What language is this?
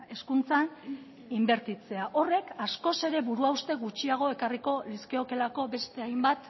Basque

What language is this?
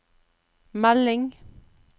Norwegian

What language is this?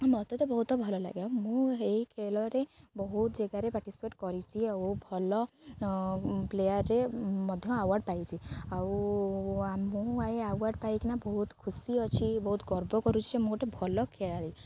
Odia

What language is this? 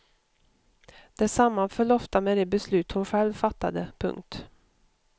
Swedish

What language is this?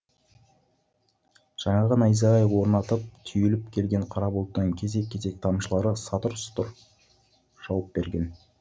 Kazakh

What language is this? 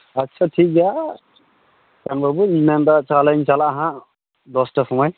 Santali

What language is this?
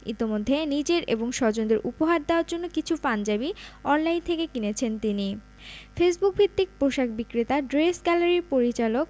Bangla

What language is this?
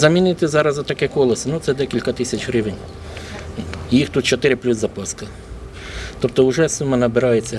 Ukrainian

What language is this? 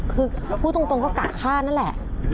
Thai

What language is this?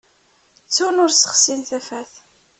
Kabyle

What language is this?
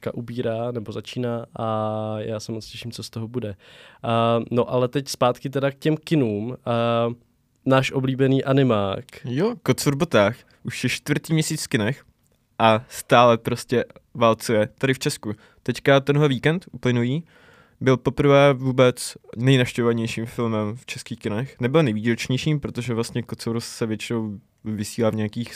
Czech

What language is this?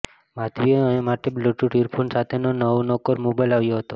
Gujarati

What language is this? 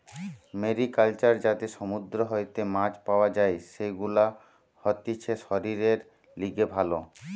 Bangla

